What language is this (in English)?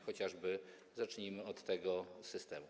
Polish